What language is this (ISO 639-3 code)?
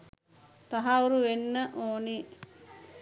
sin